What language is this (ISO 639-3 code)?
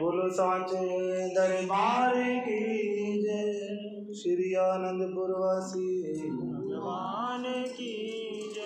mar